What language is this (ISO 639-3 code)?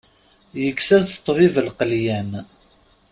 kab